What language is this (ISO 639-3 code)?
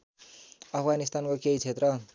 nep